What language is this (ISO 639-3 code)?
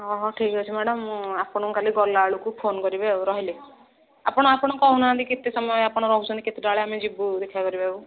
ori